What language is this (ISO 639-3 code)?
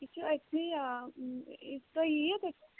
kas